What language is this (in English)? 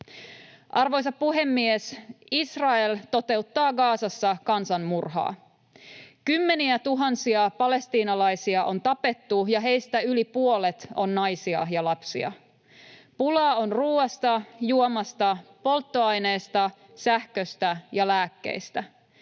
Finnish